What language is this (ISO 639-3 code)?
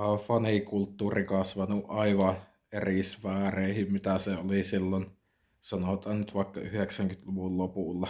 fin